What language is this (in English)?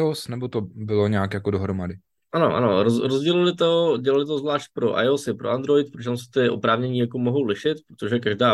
Czech